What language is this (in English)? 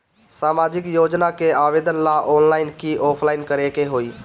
Bhojpuri